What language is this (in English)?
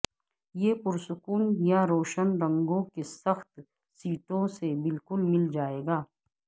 Urdu